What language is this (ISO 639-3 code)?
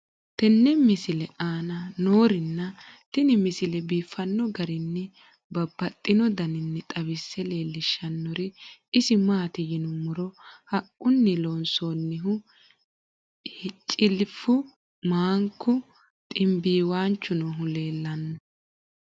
sid